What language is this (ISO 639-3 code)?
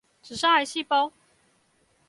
zho